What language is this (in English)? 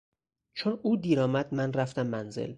Persian